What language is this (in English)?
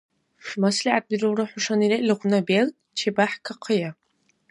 Dargwa